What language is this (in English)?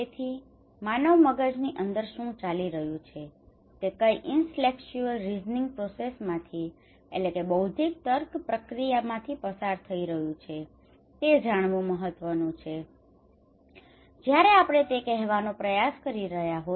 Gujarati